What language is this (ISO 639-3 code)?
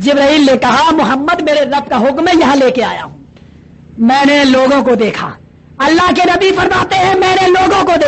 urd